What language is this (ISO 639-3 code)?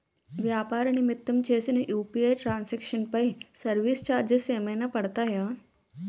tel